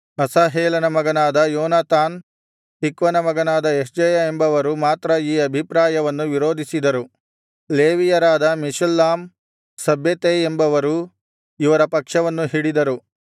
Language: Kannada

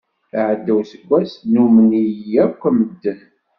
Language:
Kabyle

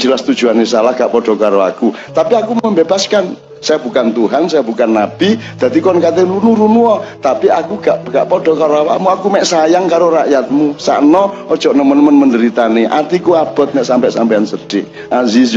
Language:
Indonesian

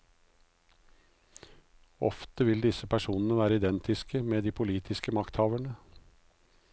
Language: Norwegian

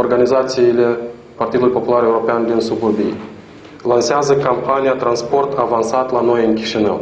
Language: Romanian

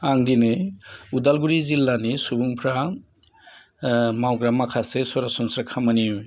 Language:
Bodo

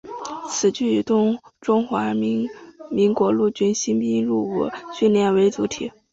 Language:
Chinese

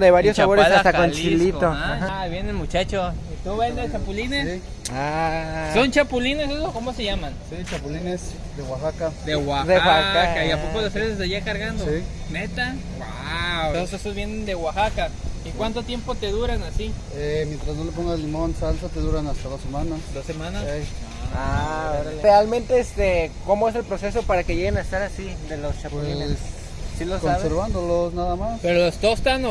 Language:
Spanish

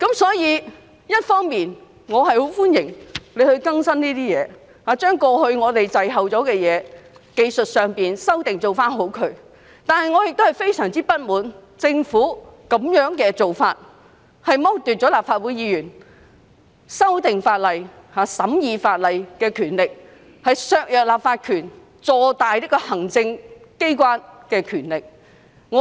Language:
Cantonese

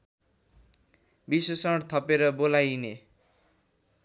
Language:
Nepali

